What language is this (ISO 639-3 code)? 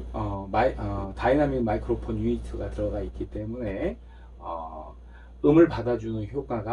kor